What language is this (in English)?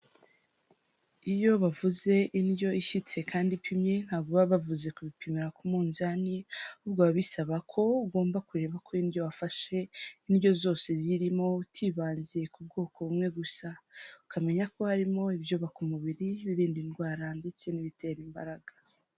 Kinyarwanda